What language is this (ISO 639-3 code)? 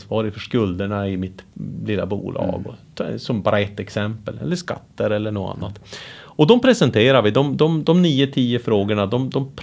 swe